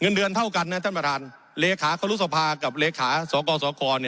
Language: Thai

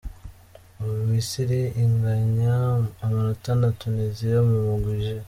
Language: Kinyarwanda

